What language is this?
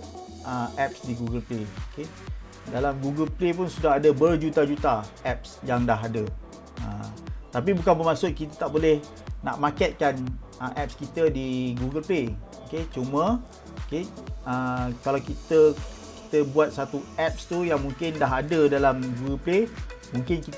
Malay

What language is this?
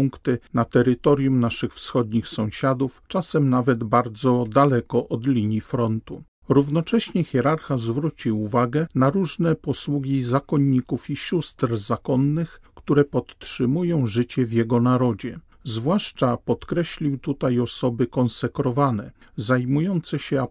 Polish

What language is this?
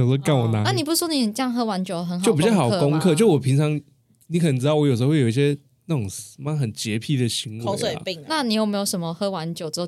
Chinese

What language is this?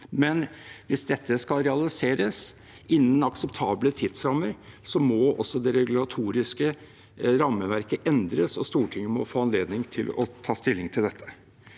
Norwegian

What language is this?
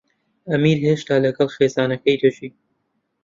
Central Kurdish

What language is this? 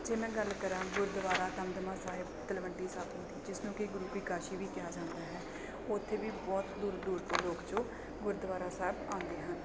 Punjabi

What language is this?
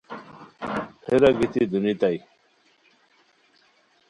Khowar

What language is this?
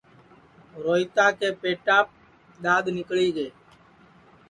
Sansi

